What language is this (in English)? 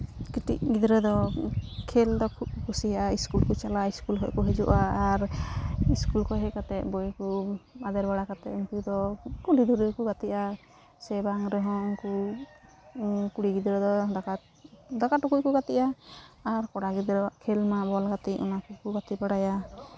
Santali